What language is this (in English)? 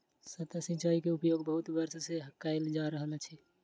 Maithili